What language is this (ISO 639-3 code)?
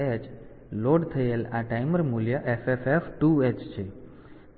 guj